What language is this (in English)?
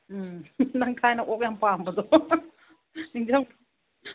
Manipuri